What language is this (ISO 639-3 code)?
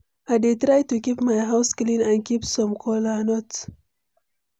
pcm